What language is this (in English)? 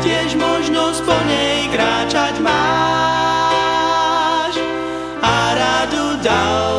Slovak